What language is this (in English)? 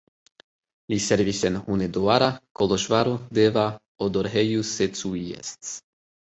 Esperanto